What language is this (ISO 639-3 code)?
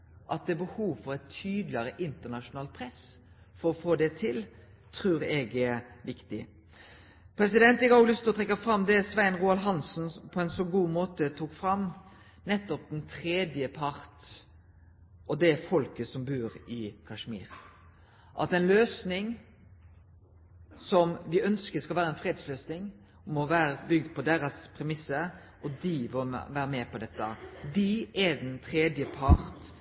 nno